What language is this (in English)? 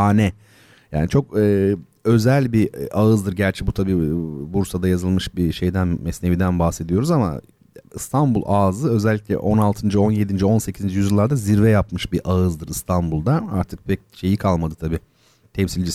Turkish